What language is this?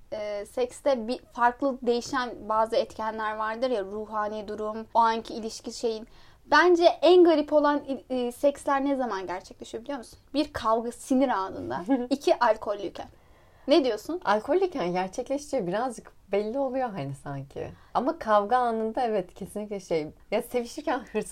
Turkish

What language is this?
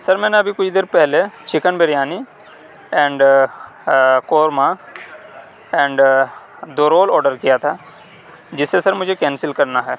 Urdu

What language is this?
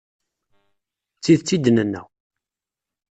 Kabyle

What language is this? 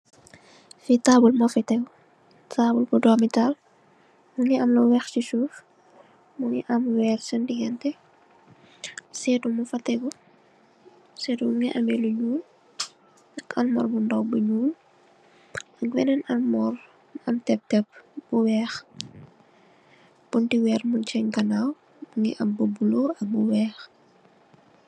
Wolof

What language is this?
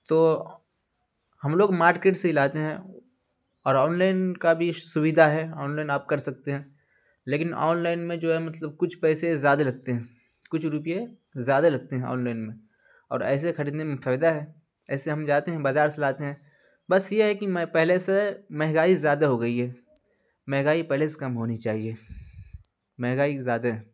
Urdu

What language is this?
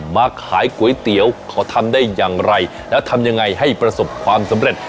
Thai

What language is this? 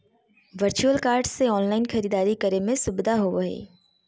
Magahi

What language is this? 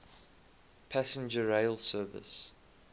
English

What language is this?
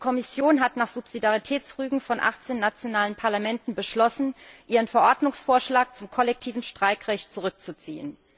German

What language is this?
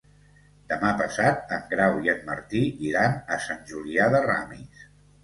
Catalan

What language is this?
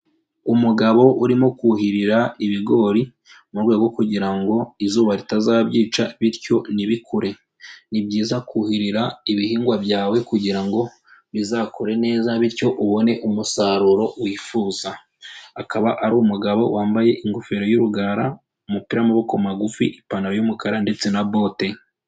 Kinyarwanda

